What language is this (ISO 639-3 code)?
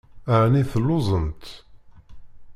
kab